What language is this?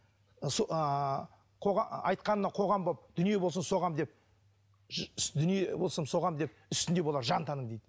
Kazakh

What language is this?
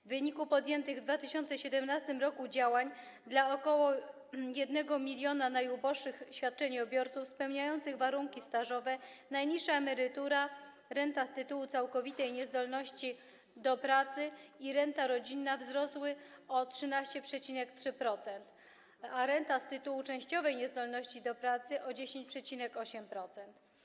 Polish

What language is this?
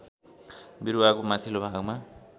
Nepali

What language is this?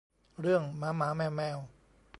Thai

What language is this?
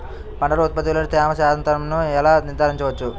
Telugu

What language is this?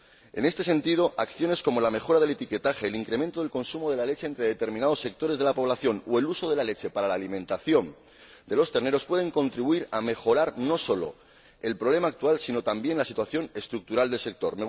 Spanish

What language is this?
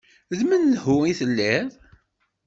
Kabyle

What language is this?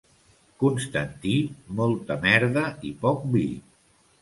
Catalan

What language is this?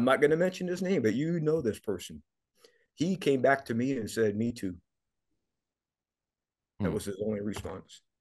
English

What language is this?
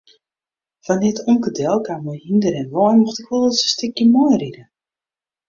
Western Frisian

